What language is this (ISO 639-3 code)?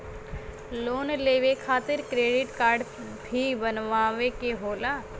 bho